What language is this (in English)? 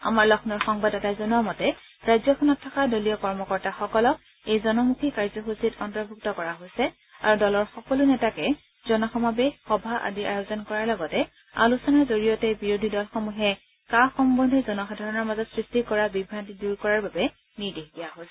Assamese